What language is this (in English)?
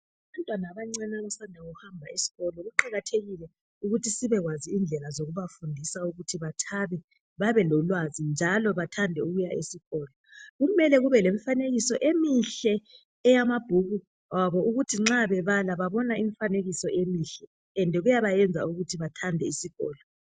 North Ndebele